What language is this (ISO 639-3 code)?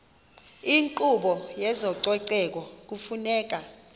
xho